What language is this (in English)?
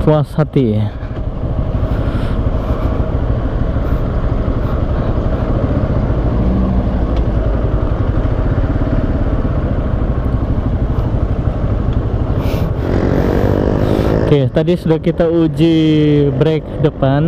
Indonesian